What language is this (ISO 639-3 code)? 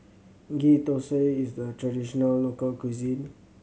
eng